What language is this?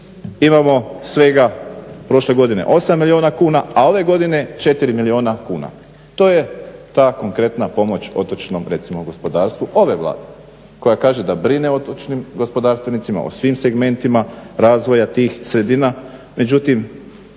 Croatian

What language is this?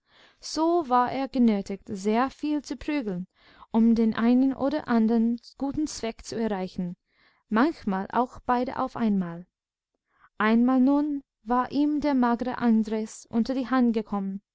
German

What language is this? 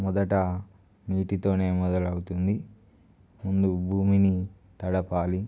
Telugu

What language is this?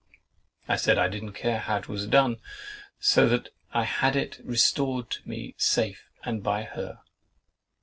English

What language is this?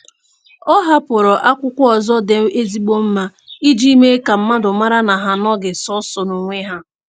Igbo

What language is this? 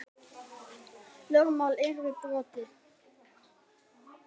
Icelandic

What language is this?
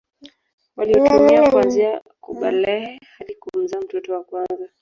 Swahili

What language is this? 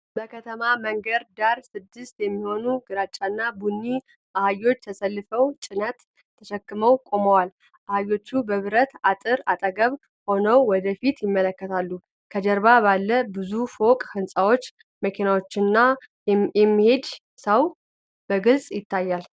Amharic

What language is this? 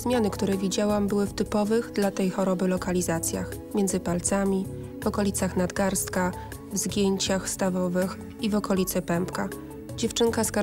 Polish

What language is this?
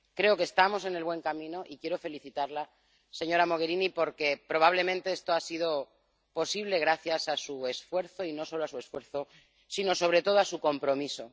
Spanish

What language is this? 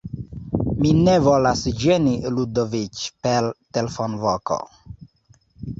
Esperanto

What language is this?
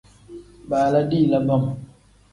Tem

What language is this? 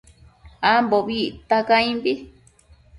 Matsés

